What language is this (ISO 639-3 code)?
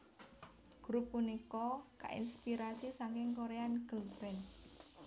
jav